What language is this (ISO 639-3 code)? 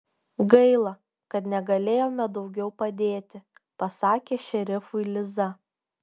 lit